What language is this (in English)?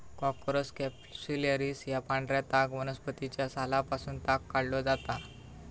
Marathi